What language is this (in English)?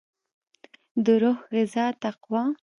Pashto